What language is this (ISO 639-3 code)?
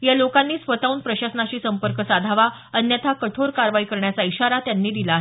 mar